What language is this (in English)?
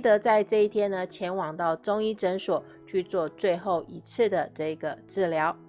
Chinese